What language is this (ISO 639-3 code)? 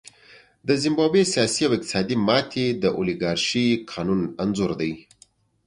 pus